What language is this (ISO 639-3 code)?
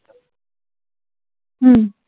mar